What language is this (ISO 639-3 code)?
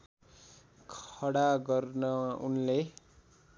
nep